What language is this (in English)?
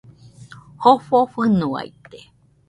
Nüpode Huitoto